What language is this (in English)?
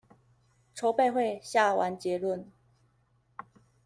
Chinese